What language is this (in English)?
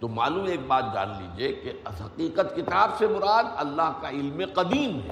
Urdu